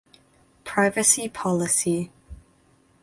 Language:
English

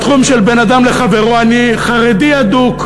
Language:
Hebrew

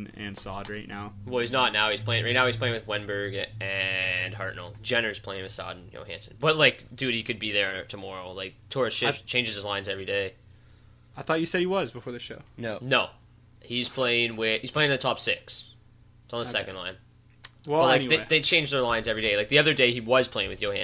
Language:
English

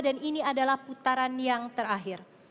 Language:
Indonesian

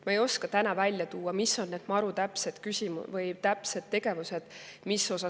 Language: Estonian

